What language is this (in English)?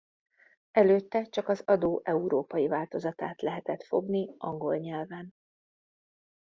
Hungarian